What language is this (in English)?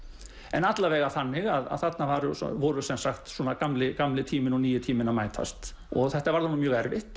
Icelandic